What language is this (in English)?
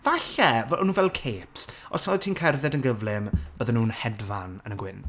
Welsh